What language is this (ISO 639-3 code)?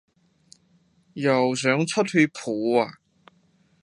yue